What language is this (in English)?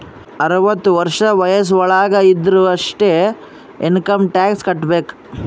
Kannada